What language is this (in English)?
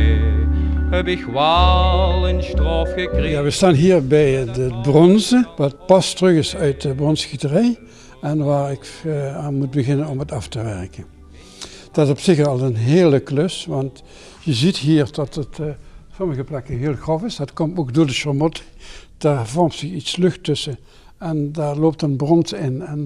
Dutch